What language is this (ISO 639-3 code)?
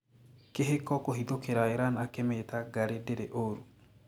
kik